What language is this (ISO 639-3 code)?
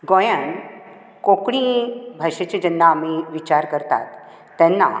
kok